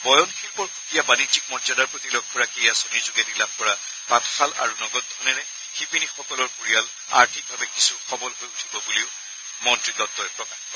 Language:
Assamese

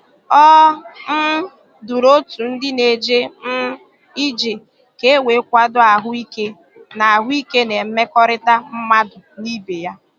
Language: Igbo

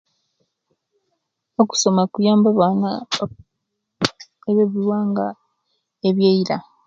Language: Kenyi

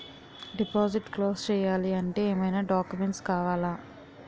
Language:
Telugu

